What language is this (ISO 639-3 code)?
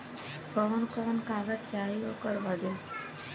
bho